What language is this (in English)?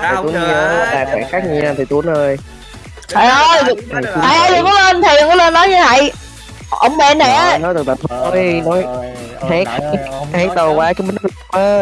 Vietnamese